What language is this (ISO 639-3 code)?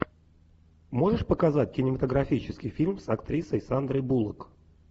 rus